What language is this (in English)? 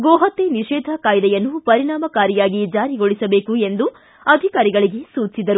Kannada